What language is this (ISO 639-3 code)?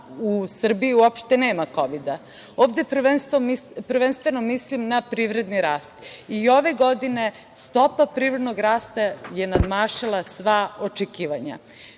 srp